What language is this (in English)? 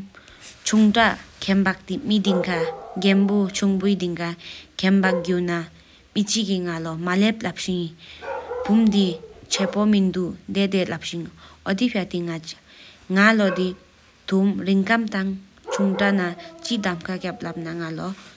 Sikkimese